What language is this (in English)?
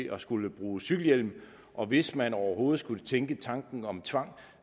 Danish